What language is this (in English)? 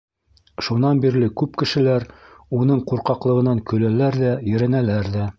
Bashkir